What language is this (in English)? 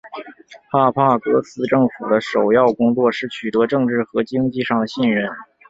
Chinese